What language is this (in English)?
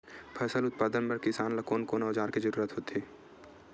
Chhattisgarhi